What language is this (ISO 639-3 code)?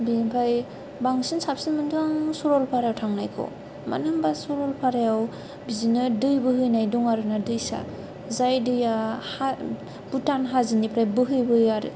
brx